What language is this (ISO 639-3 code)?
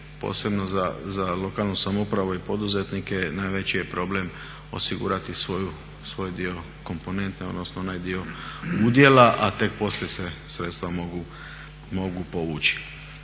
hrv